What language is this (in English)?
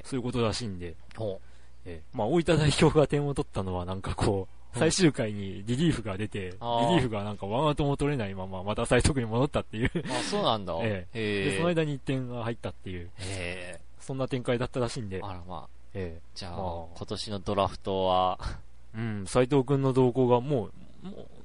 Japanese